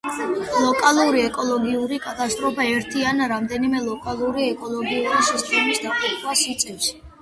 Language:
Georgian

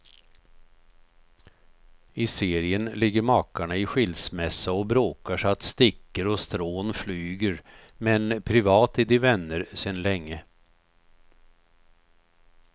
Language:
Swedish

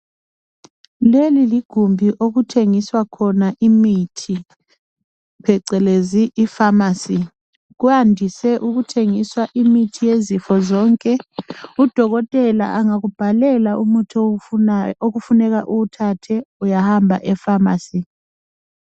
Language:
North Ndebele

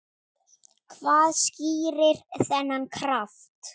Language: Icelandic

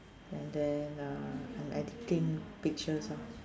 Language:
English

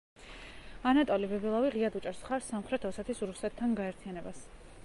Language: Georgian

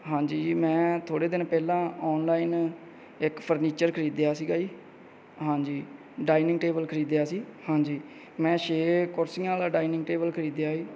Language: Punjabi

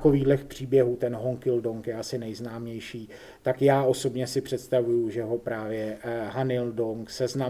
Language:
Czech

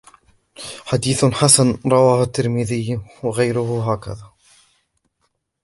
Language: Arabic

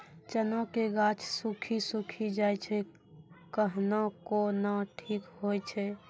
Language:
Maithili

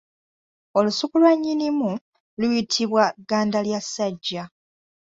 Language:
Ganda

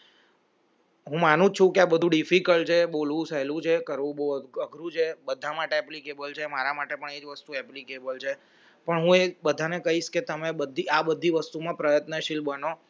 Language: Gujarati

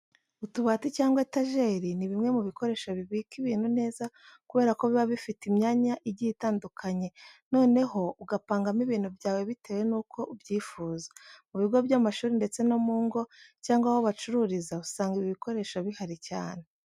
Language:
Kinyarwanda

